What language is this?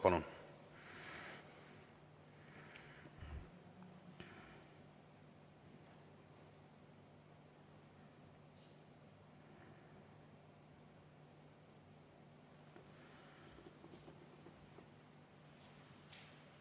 Estonian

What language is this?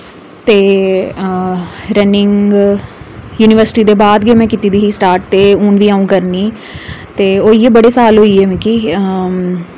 Dogri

